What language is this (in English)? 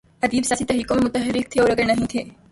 Urdu